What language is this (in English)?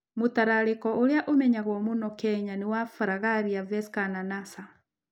Kikuyu